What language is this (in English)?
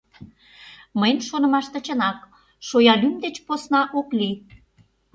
Mari